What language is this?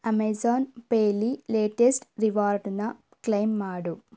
Kannada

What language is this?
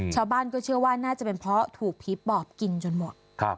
Thai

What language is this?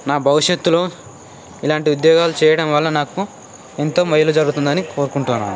Telugu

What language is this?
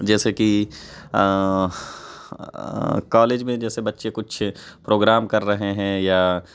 Urdu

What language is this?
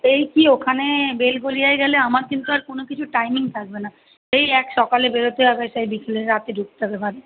Bangla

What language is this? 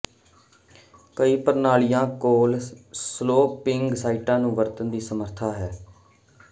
Punjabi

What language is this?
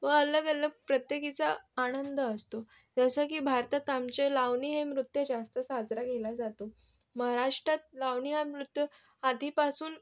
Marathi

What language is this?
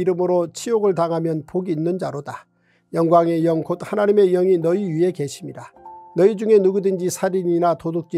Korean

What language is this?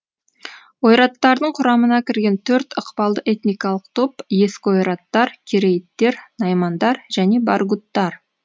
Kazakh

